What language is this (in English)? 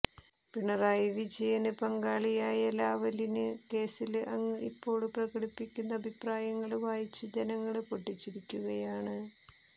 Malayalam